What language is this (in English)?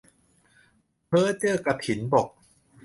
Thai